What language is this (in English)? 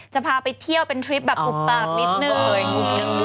Thai